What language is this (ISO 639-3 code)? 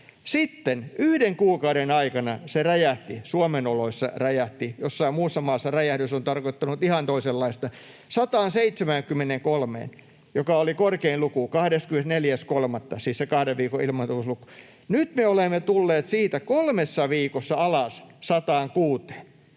fin